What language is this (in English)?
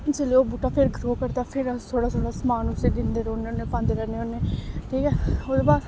Dogri